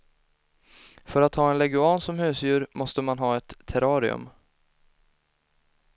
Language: Swedish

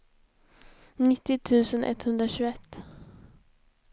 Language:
Swedish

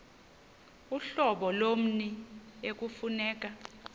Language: Xhosa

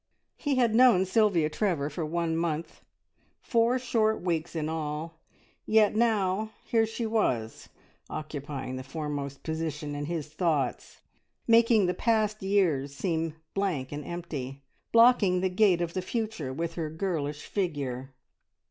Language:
English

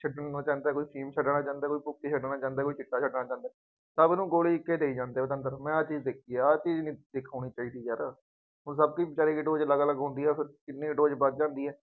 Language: Punjabi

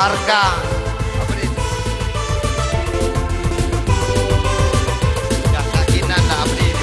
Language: Indonesian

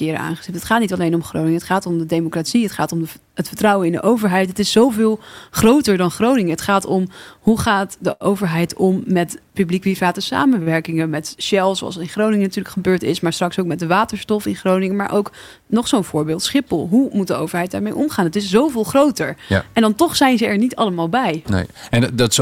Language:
Dutch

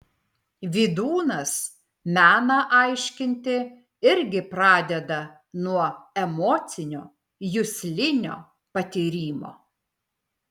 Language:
Lithuanian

